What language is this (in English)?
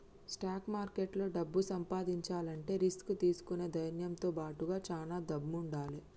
Telugu